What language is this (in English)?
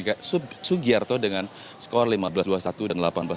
Indonesian